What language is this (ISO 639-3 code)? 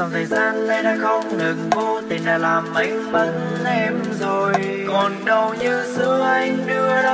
vie